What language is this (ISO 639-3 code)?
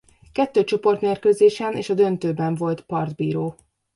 hun